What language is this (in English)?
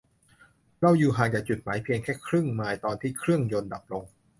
Thai